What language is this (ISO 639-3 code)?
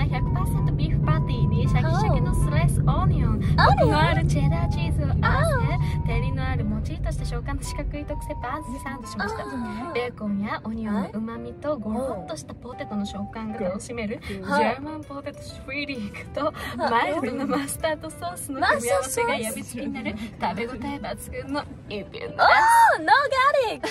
jpn